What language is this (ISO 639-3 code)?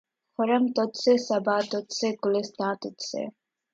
urd